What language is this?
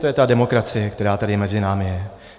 Czech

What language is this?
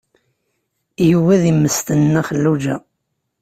Kabyle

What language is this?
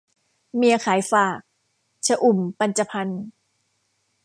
Thai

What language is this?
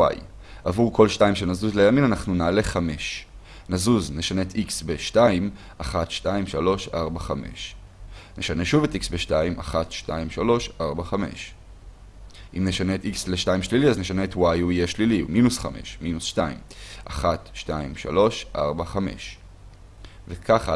Hebrew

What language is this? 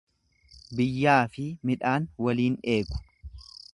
Oromo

